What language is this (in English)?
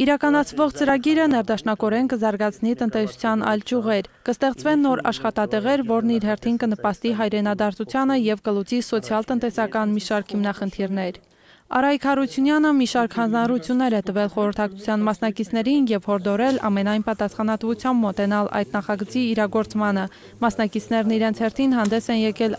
Turkish